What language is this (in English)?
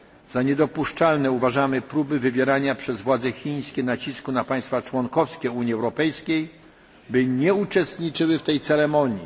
Polish